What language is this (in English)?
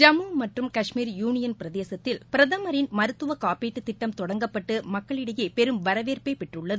Tamil